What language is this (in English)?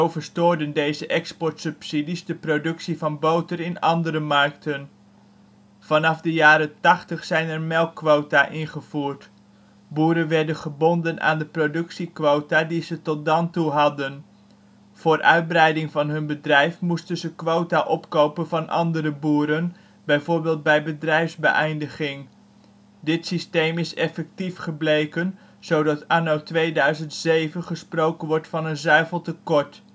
Dutch